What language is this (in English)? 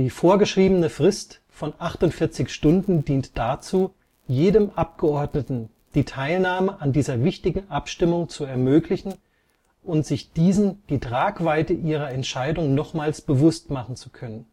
German